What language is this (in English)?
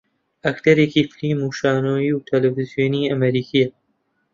Central Kurdish